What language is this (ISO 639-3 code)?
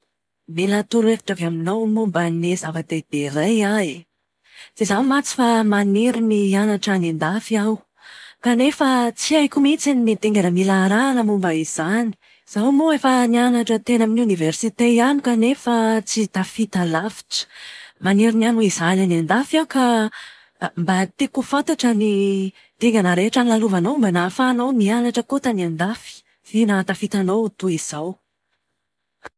mlg